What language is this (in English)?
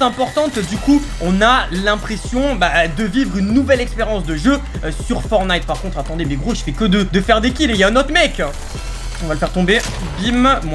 French